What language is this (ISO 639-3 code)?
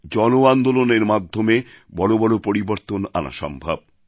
ben